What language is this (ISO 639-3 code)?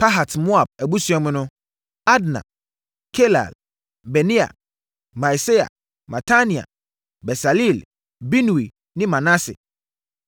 aka